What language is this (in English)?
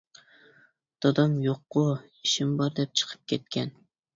Uyghur